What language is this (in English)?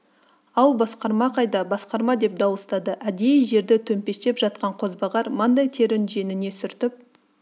Kazakh